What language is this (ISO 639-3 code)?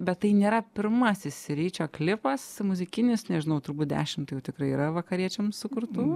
lit